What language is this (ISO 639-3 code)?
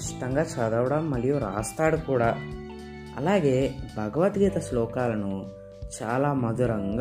tel